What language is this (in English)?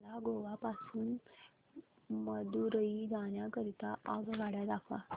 Marathi